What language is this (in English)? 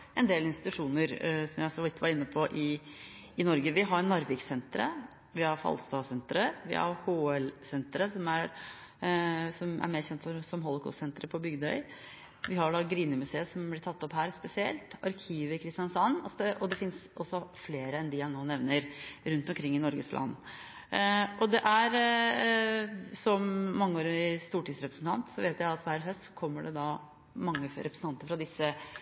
Norwegian Bokmål